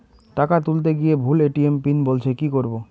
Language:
Bangla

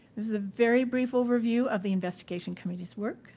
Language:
English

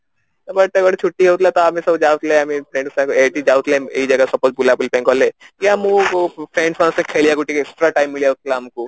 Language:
Odia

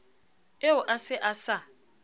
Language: Southern Sotho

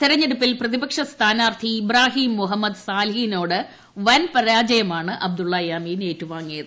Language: Malayalam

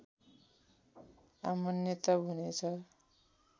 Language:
Nepali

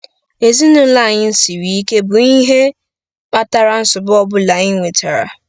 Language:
Igbo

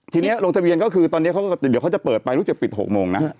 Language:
Thai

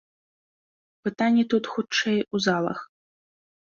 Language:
Belarusian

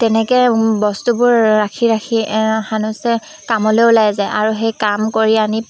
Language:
Assamese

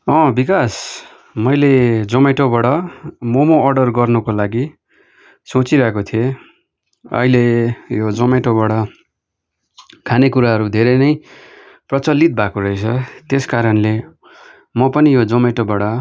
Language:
Nepali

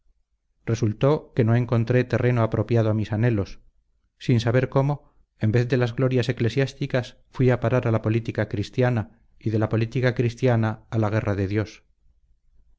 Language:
Spanish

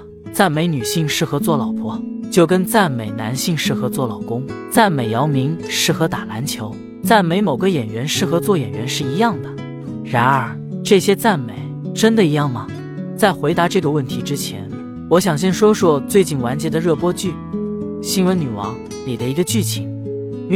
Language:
Chinese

